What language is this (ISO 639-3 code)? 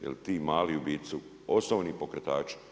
hrv